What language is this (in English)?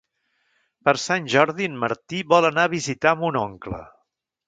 Catalan